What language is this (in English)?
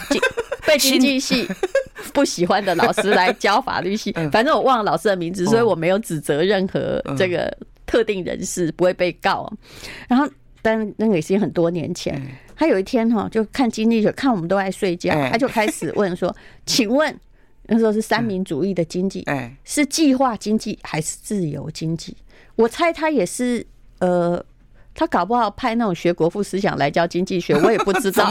Chinese